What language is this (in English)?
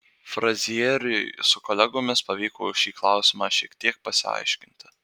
Lithuanian